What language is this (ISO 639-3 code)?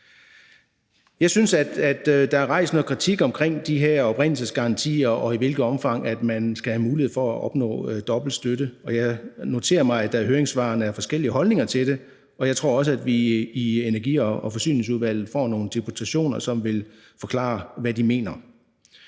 dan